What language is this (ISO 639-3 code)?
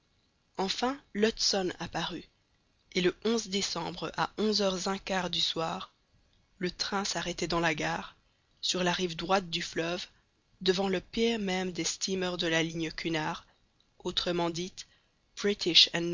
fra